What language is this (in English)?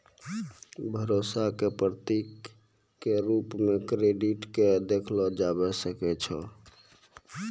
Maithili